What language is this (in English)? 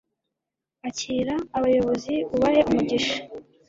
Kinyarwanda